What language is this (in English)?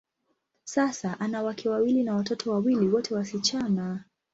Swahili